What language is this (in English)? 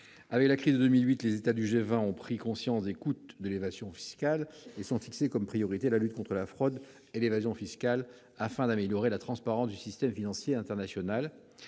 French